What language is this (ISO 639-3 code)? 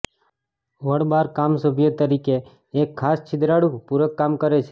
guj